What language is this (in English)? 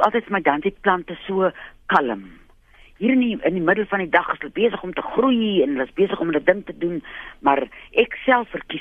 Dutch